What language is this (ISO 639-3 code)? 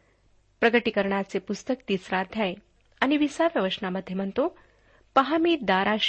mar